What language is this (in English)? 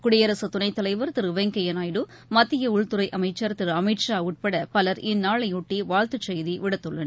Tamil